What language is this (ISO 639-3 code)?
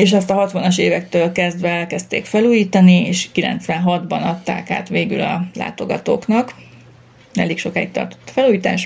hun